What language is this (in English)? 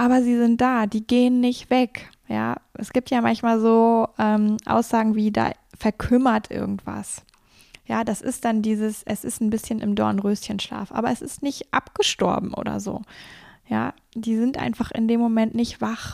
German